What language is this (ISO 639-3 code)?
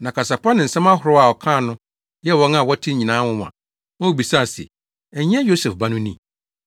aka